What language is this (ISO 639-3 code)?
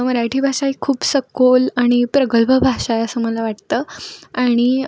mar